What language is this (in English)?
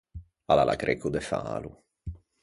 Ligurian